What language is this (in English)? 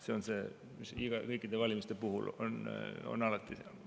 Estonian